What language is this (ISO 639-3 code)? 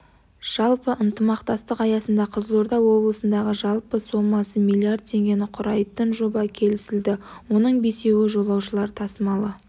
kaz